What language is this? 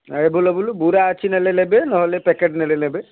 Odia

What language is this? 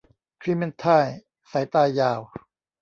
Thai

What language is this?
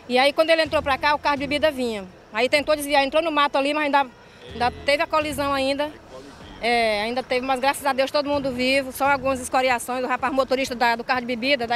Portuguese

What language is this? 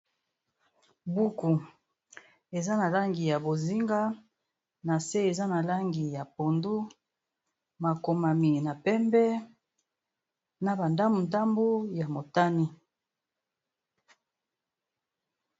Lingala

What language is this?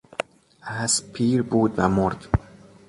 Persian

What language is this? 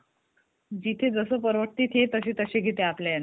Marathi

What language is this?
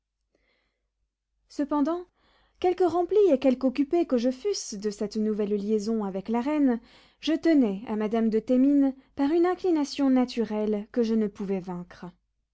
French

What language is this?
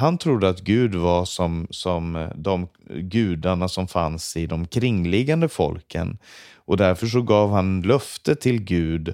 Swedish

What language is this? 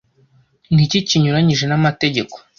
Kinyarwanda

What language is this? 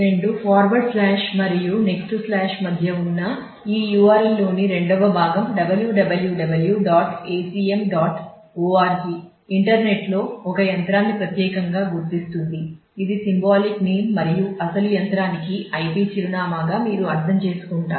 Telugu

